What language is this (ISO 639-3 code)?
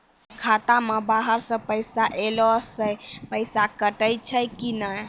mai